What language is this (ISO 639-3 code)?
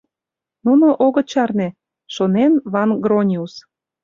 chm